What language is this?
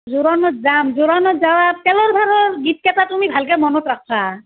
Assamese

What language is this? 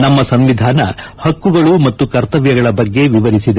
Kannada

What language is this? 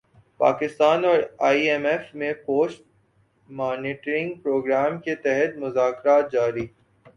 Urdu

